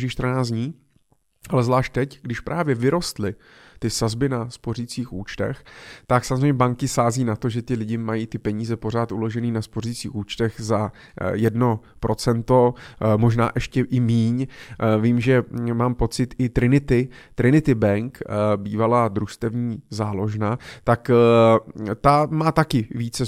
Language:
Czech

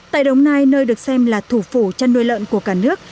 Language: Vietnamese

